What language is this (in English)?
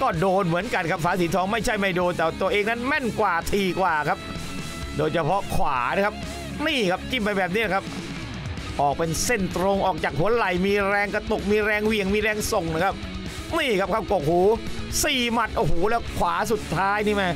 Thai